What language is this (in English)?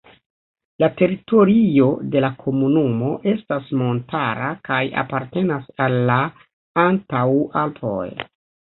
Esperanto